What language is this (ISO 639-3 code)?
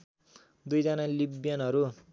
nep